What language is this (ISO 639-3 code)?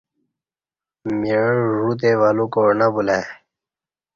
bsh